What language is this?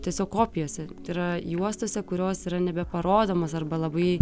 Lithuanian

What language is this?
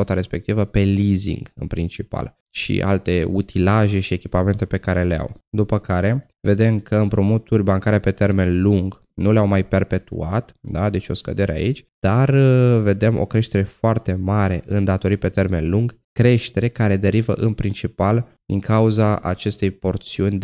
Romanian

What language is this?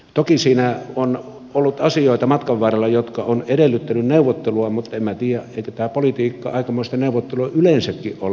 Finnish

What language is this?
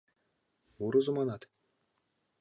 Mari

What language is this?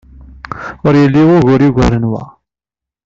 Kabyle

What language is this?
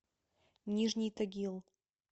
Russian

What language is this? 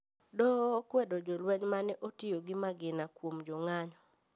Luo (Kenya and Tanzania)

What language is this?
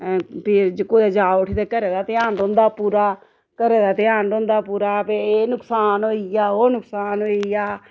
Dogri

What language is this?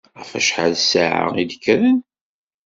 Kabyle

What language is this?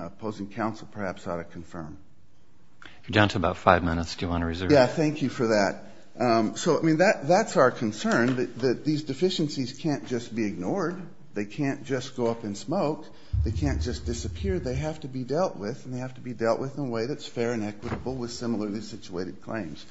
English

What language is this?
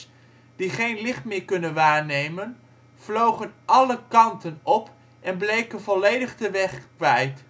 Dutch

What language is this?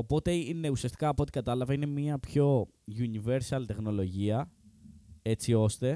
Greek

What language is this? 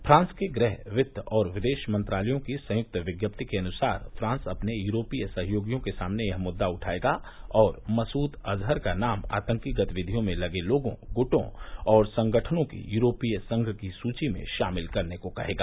Hindi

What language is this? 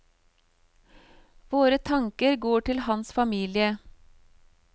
Norwegian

